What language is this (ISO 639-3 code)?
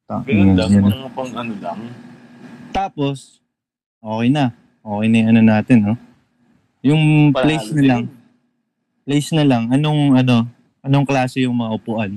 fil